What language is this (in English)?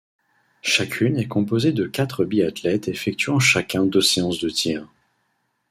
French